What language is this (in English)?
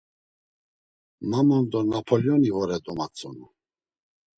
Laz